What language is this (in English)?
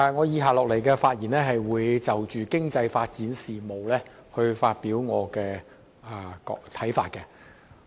Cantonese